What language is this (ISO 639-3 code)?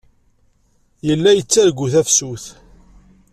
kab